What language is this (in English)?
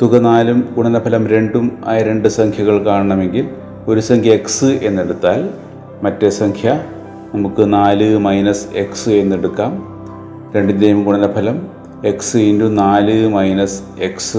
Malayalam